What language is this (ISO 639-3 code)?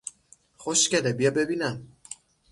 fas